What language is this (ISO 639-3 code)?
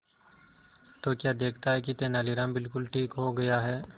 hin